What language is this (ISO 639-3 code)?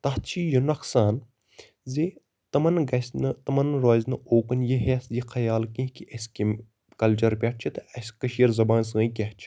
kas